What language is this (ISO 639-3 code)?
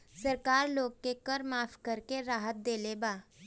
bho